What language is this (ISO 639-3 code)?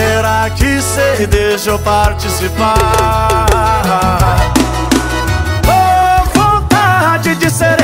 por